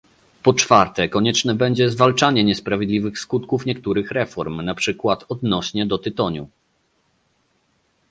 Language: Polish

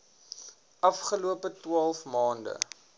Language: Afrikaans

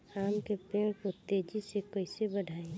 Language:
Bhojpuri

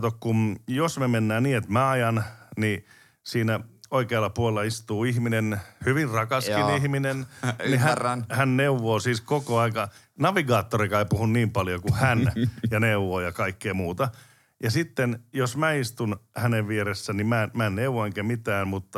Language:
Finnish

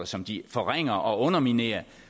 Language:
Danish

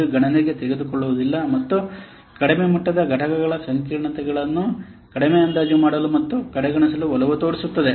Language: Kannada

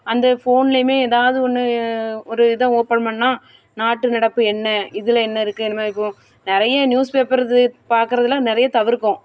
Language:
Tamil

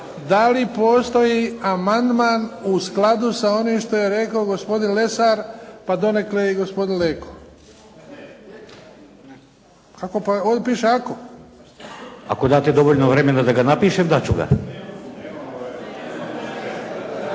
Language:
Croatian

